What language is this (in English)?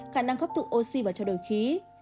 Vietnamese